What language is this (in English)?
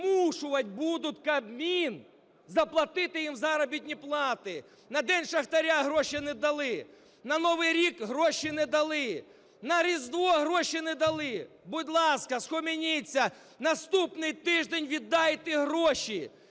Ukrainian